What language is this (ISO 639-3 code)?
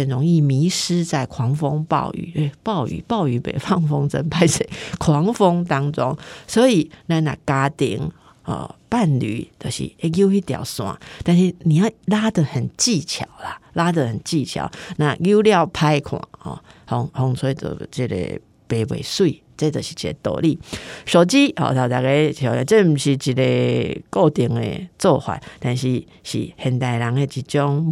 zho